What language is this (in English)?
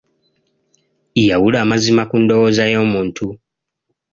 Ganda